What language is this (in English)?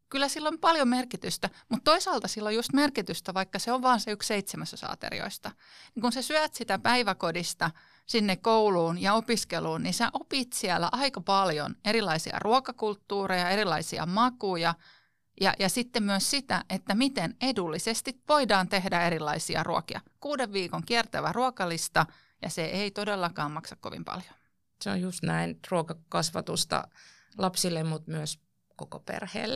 Finnish